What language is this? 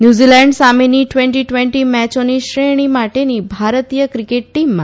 Gujarati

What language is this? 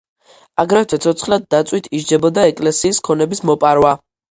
Georgian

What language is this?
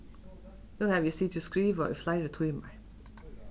Faroese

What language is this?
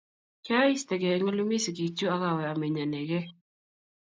Kalenjin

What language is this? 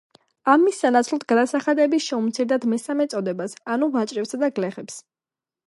Georgian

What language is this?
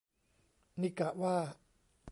Thai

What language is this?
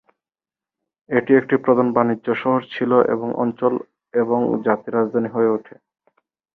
Bangla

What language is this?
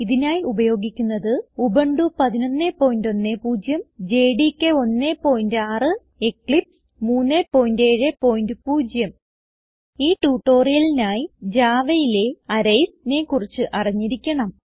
Malayalam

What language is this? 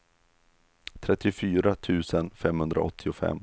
Swedish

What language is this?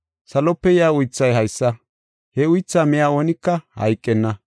Gofa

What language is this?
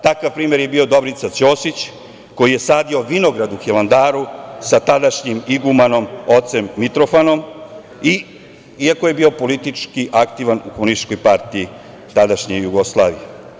Serbian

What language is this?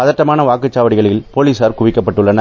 Tamil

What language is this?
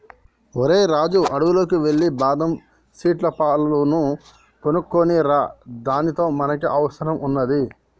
Telugu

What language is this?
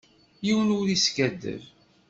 Kabyle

